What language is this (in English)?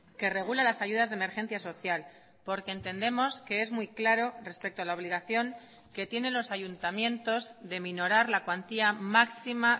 Spanish